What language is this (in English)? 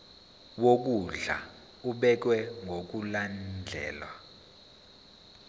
Zulu